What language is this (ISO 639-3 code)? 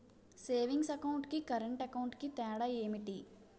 tel